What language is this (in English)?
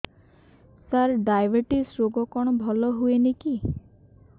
Odia